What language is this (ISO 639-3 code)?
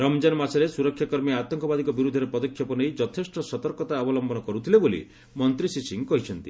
ori